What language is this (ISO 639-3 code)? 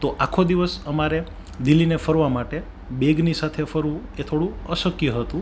guj